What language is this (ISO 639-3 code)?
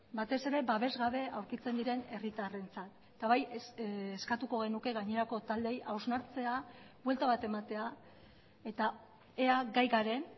eus